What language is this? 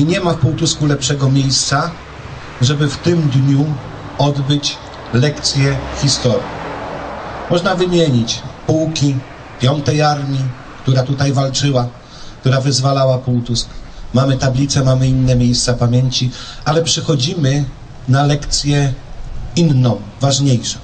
Polish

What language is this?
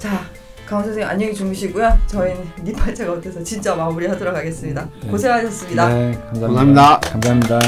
Korean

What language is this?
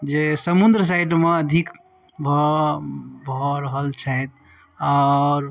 Maithili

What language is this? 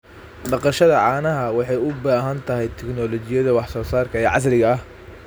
Somali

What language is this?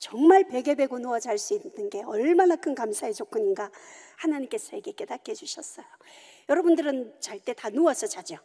Korean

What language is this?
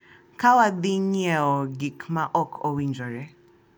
Luo (Kenya and Tanzania)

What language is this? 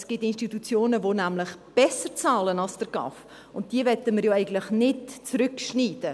Swiss German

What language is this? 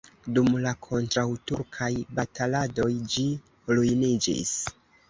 Esperanto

